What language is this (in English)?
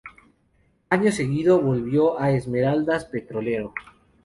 Spanish